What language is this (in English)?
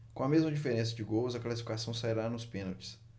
Portuguese